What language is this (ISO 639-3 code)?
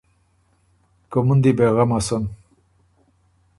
oru